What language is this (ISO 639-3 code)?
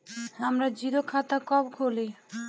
bho